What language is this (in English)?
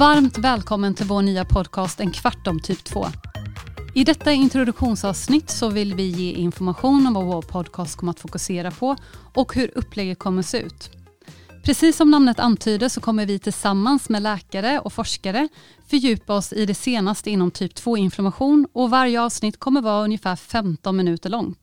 Swedish